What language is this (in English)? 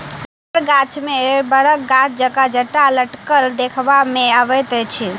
Maithili